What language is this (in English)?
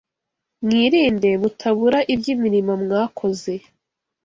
Kinyarwanda